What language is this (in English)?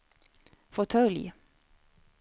Swedish